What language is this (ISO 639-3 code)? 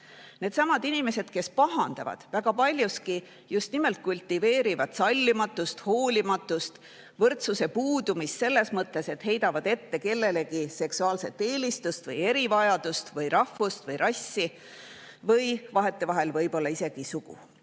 est